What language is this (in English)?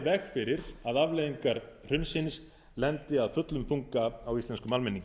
Icelandic